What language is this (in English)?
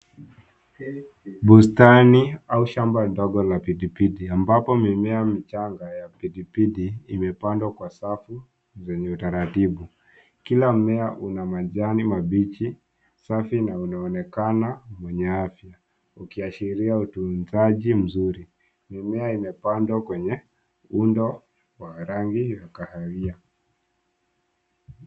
Swahili